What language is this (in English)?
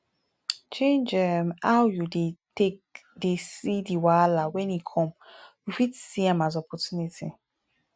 Nigerian Pidgin